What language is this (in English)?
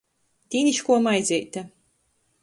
Latgalian